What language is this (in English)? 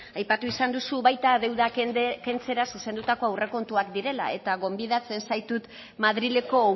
Basque